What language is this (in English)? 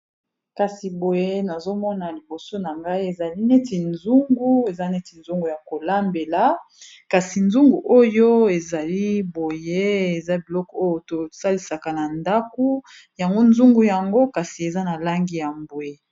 Lingala